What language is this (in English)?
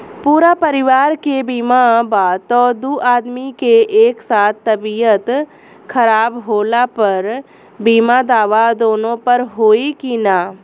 Bhojpuri